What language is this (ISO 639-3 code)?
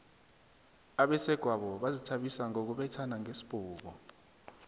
nbl